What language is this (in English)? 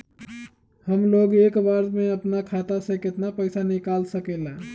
Magahi